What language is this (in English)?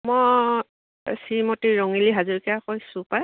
Assamese